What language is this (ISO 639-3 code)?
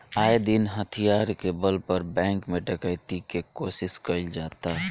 bho